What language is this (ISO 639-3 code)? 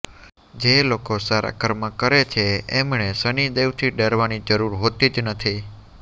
guj